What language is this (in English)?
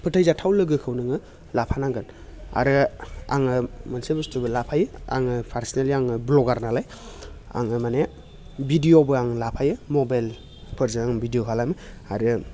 Bodo